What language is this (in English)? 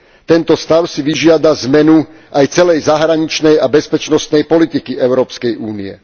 Slovak